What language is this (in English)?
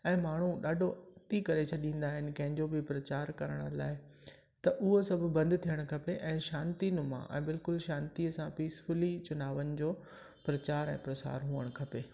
Sindhi